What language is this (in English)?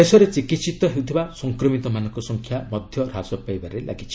Odia